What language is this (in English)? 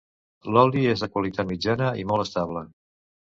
Catalan